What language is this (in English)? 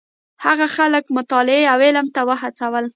Pashto